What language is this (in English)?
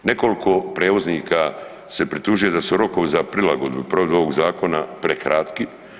Croatian